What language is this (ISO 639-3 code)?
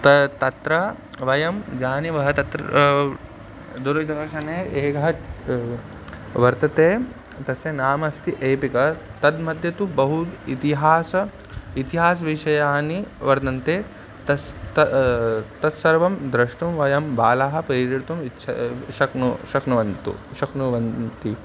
san